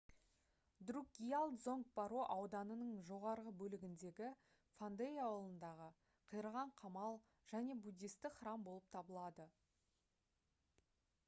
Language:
Kazakh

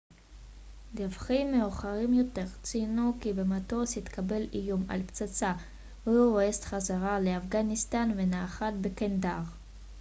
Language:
Hebrew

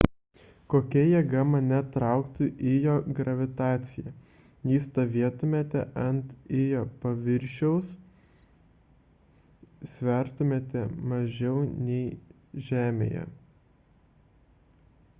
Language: Lithuanian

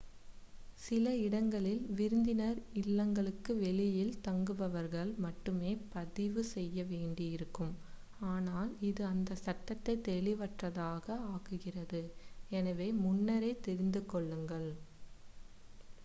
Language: Tamil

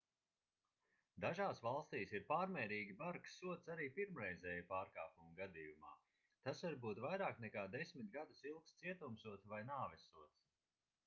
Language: Latvian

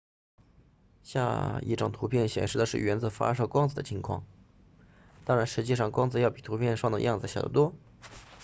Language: Chinese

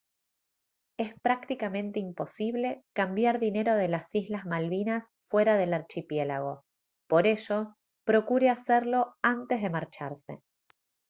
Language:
Spanish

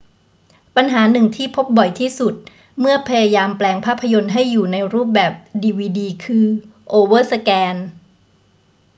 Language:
Thai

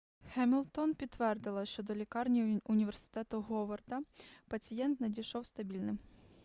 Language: Ukrainian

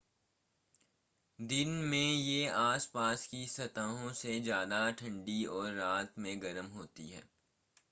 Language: Hindi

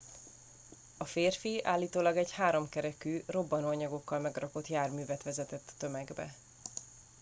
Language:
Hungarian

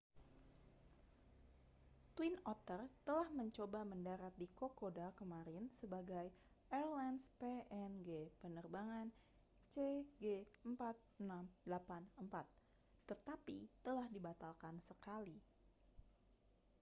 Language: Indonesian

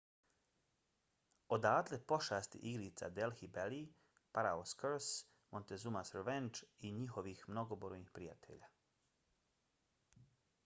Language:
Bosnian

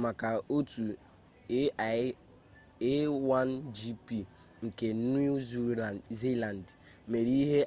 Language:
Igbo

